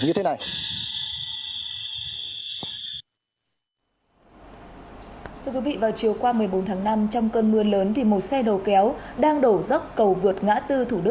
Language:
Vietnamese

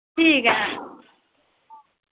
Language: Dogri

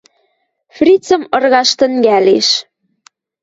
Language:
Western Mari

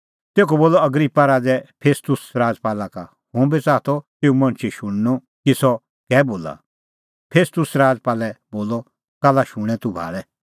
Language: Kullu Pahari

